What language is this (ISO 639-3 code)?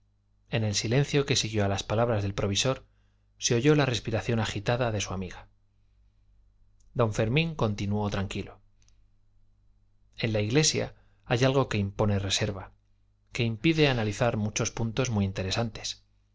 spa